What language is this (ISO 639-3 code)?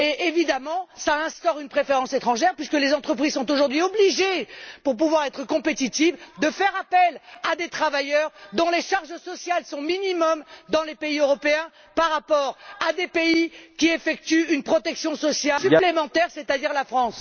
fra